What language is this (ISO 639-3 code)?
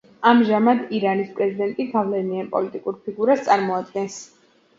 kat